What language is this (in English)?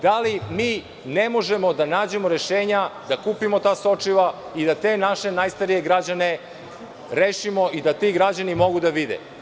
Serbian